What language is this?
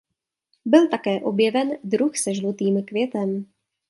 Czech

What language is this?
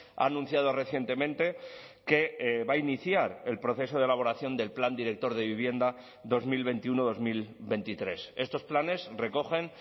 Spanish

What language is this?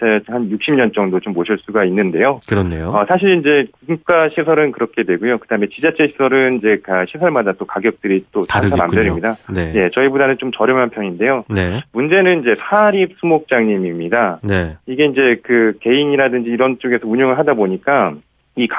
Korean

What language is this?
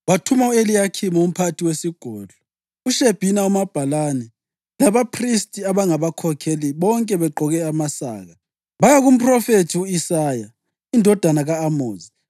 North Ndebele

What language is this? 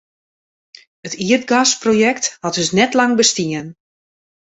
Western Frisian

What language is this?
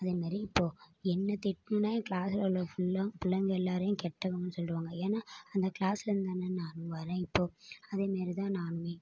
Tamil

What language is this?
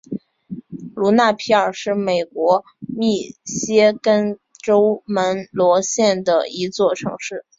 Chinese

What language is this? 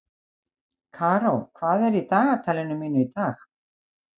Icelandic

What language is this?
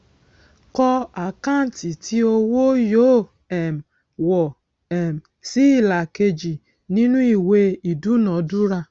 Yoruba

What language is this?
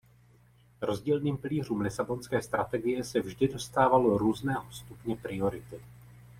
Czech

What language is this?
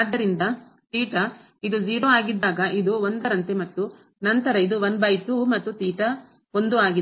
Kannada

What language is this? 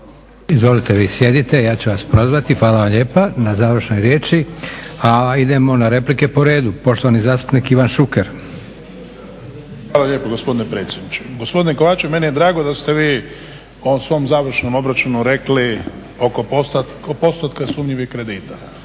Croatian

